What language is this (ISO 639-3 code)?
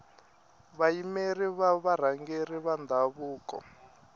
tso